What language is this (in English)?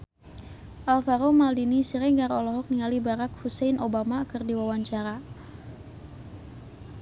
Sundanese